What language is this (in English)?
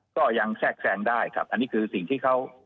Thai